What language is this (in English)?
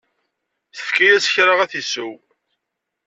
Kabyle